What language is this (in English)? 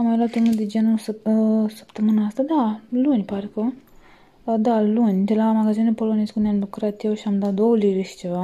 Romanian